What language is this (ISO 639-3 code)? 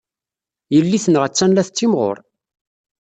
kab